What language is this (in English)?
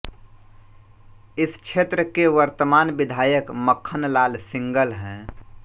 Hindi